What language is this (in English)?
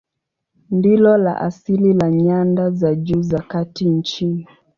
Swahili